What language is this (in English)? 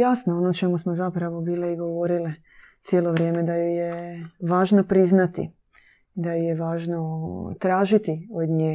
Croatian